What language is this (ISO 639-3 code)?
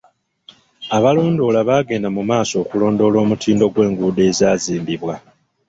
lug